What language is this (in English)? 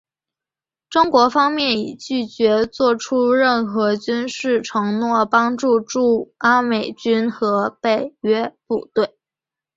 Chinese